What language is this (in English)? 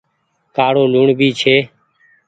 Goaria